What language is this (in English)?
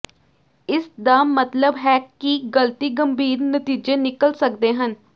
Punjabi